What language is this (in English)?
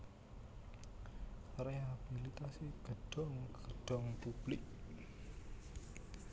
Javanese